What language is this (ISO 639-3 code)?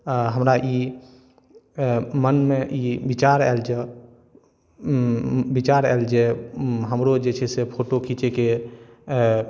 mai